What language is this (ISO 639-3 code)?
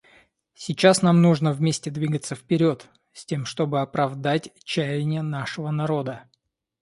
rus